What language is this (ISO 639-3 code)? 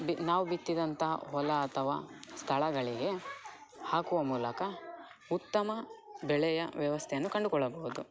kan